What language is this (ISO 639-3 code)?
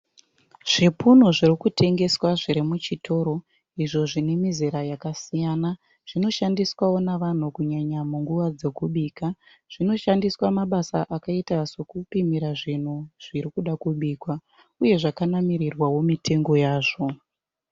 sna